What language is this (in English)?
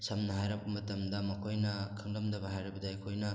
Manipuri